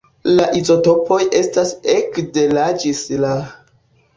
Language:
Esperanto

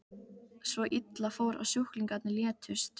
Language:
Icelandic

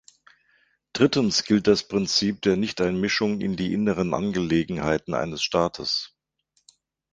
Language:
German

